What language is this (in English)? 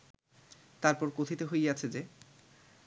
Bangla